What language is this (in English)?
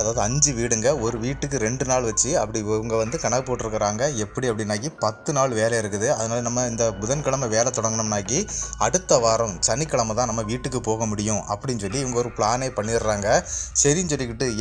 Arabic